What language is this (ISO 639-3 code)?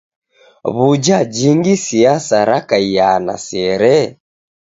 dav